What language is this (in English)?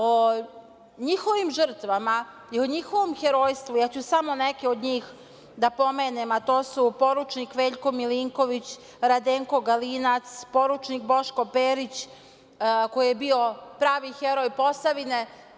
Serbian